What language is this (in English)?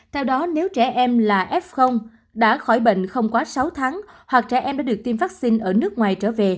Vietnamese